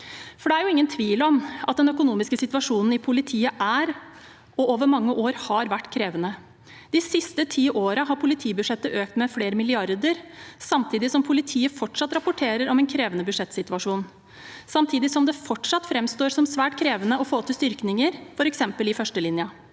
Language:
Norwegian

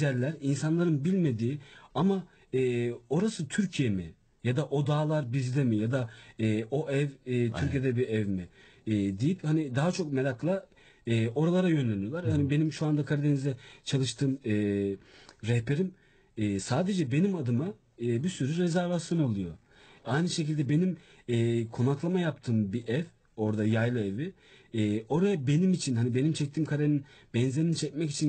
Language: Turkish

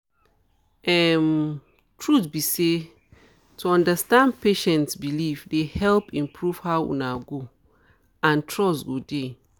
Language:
Nigerian Pidgin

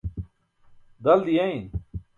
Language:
Burushaski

